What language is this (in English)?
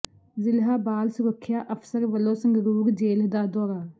Punjabi